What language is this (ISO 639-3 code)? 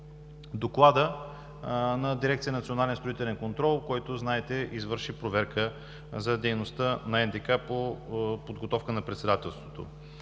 bul